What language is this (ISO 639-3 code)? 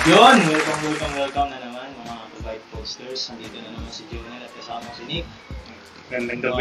fil